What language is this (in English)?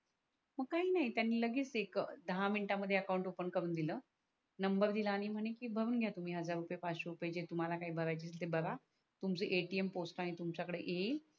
Marathi